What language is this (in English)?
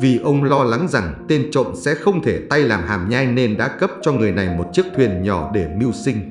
Vietnamese